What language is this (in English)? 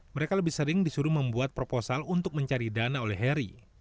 Indonesian